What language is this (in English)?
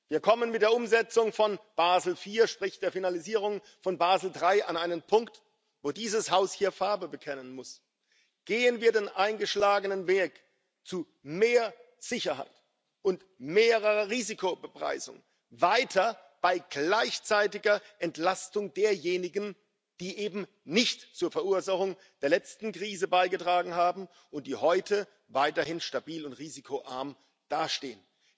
German